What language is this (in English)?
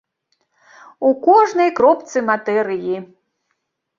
Belarusian